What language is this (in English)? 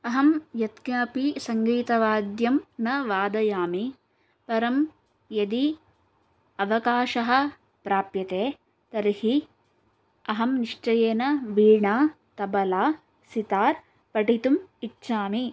Sanskrit